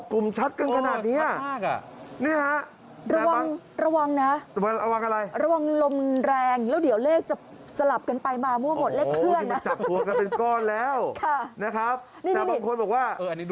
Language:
Thai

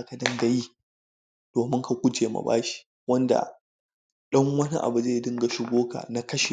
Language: Hausa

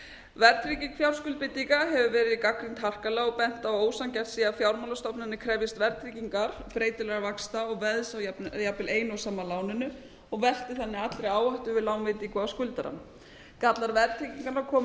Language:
Icelandic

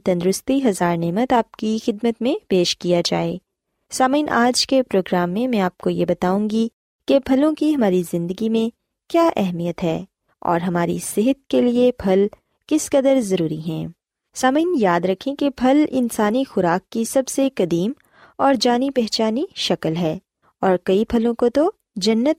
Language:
Urdu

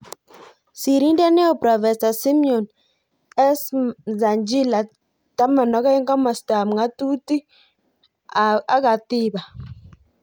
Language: Kalenjin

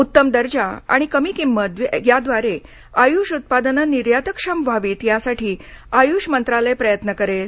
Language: Marathi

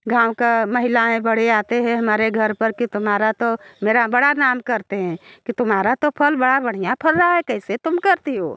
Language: Hindi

